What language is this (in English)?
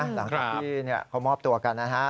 Thai